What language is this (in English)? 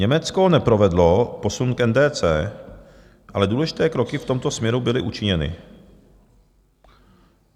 Czech